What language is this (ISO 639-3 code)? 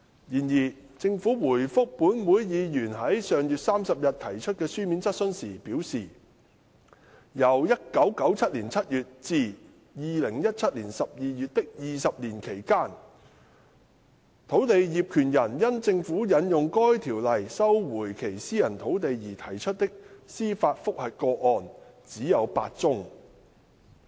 yue